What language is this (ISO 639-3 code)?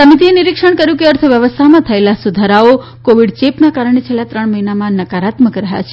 guj